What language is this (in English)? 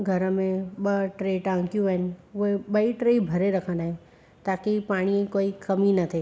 Sindhi